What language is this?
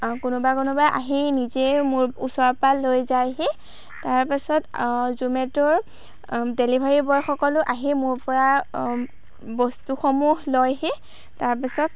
Assamese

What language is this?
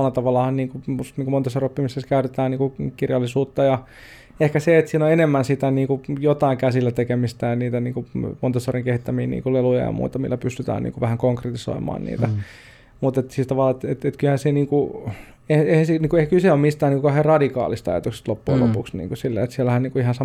Finnish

